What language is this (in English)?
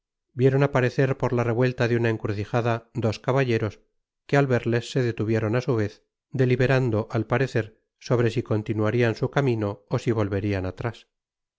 Spanish